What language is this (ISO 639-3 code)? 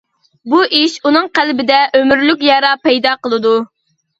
uig